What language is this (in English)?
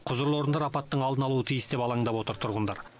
Kazakh